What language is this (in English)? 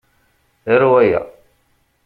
Kabyle